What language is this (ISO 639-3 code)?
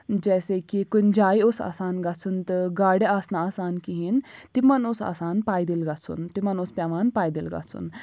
kas